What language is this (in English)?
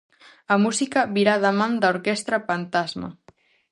Galician